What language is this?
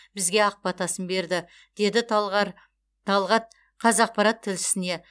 Kazakh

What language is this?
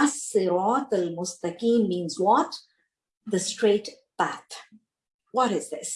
English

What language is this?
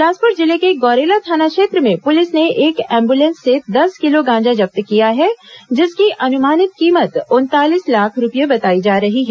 Hindi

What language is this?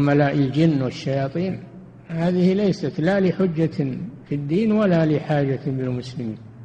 Arabic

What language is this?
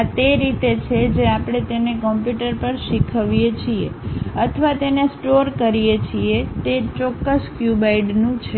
Gujarati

